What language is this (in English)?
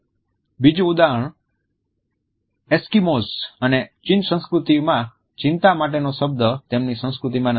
Gujarati